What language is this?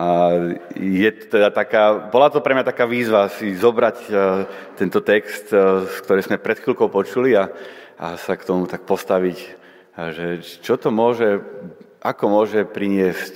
Slovak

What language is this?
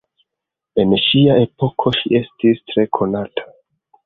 Esperanto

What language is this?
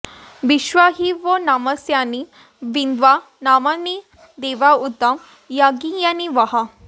Sanskrit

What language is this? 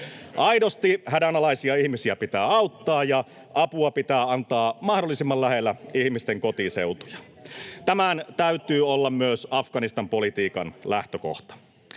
Finnish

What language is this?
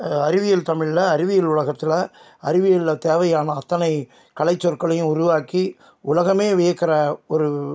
Tamil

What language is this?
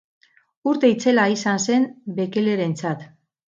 Basque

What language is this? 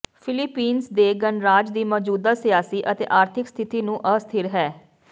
Punjabi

